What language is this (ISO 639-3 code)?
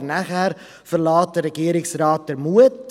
gsw